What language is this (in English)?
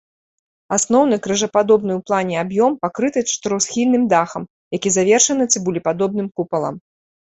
Belarusian